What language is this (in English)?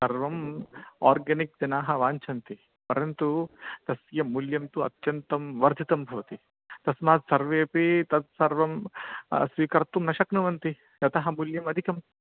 Sanskrit